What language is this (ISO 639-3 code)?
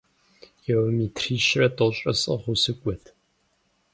kbd